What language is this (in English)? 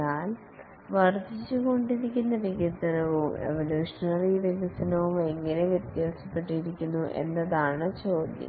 Malayalam